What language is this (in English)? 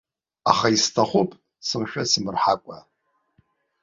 Abkhazian